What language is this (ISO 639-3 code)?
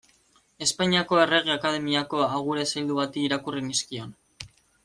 eus